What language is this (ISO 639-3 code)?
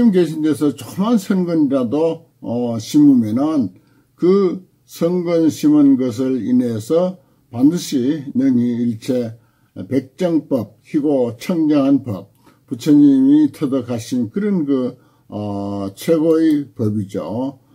kor